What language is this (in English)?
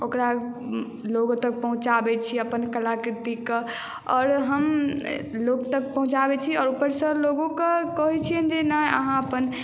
Maithili